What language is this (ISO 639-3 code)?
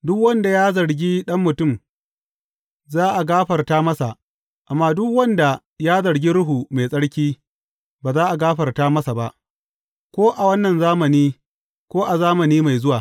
hau